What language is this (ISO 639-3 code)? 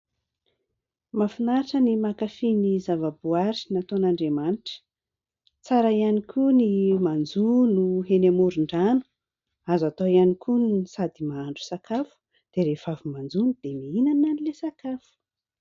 mlg